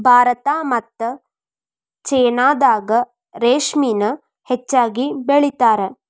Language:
Kannada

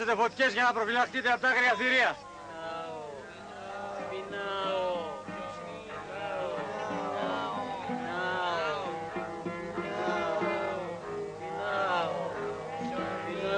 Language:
Greek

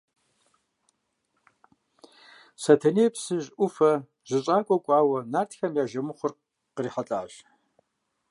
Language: Kabardian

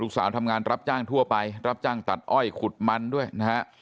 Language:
Thai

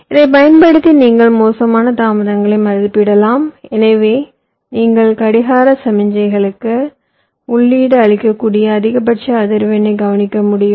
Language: Tamil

